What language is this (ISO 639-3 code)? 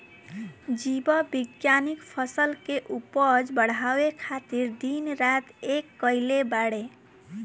bho